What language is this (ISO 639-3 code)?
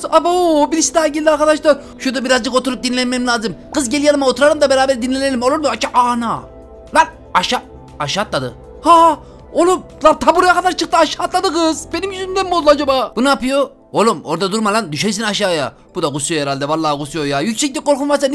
tur